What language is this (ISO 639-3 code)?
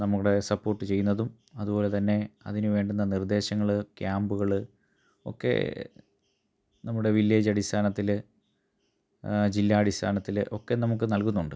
mal